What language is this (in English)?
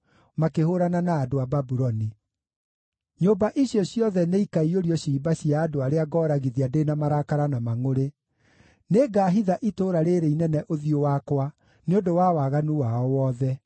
Kikuyu